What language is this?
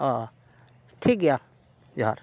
Santali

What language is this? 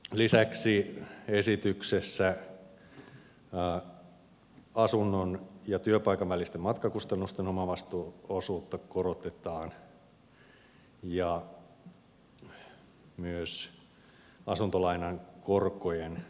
Finnish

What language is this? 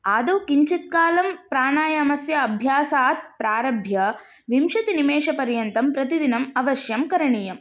Sanskrit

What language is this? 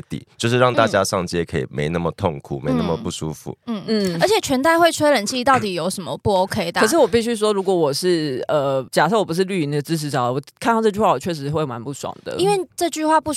Chinese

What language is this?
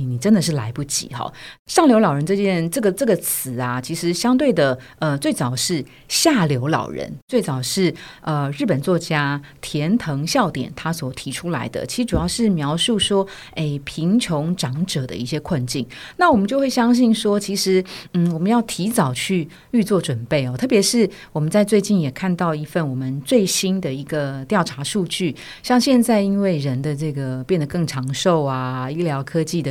Chinese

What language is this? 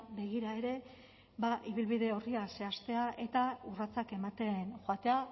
Basque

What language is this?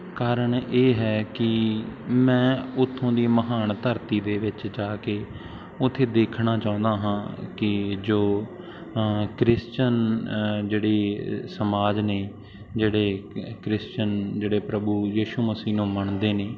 Punjabi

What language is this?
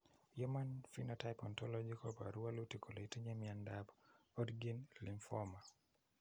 Kalenjin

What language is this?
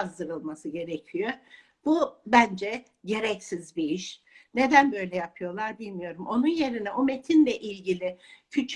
Turkish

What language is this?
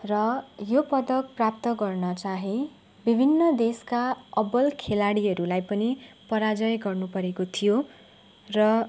Nepali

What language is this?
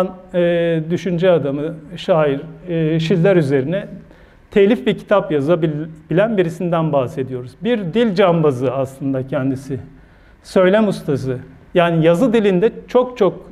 Turkish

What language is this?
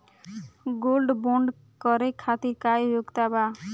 Bhojpuri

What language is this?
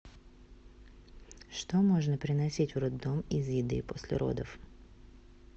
Russian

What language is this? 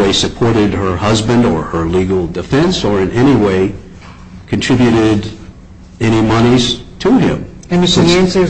English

